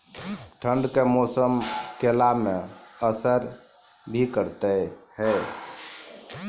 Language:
Maithili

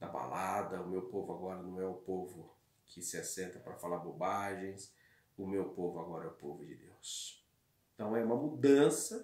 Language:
Portuguese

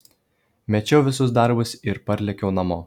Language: Lithuanian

